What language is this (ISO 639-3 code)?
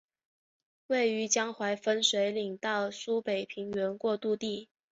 zho